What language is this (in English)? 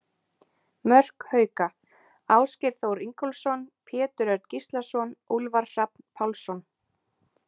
Icelandic